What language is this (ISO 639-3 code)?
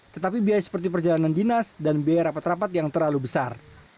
ind